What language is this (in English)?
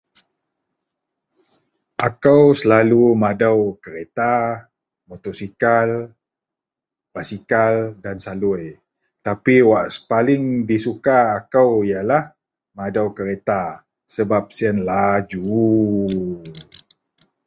Central Melanau